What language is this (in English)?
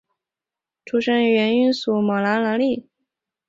Chinese